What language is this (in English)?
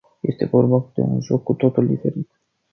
Romanian